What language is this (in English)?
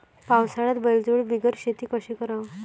Marathi